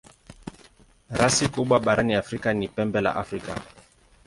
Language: Swahili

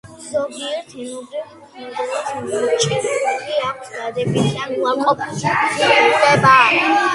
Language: Georgian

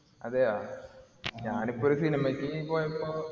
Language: Malayalam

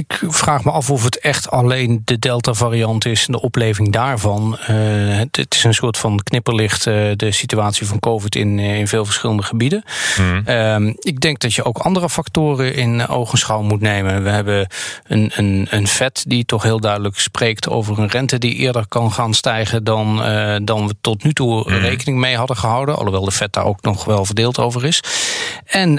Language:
Dutch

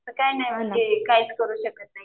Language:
Marathi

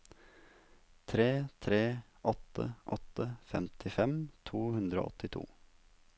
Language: Norwegian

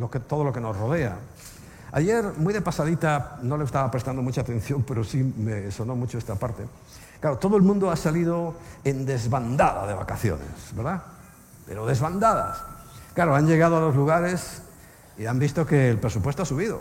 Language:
Spanish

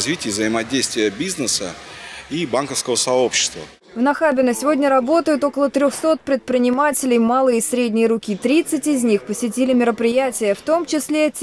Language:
Russian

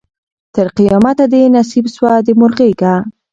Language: Pashto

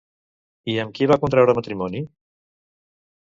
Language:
Catalan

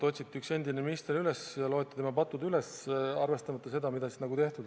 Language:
Estonian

